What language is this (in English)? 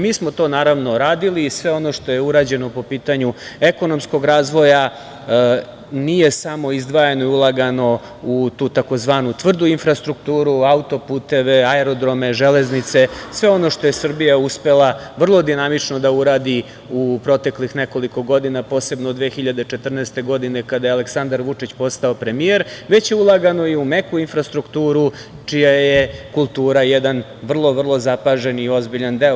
Serbian